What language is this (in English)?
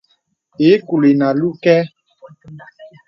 Bebele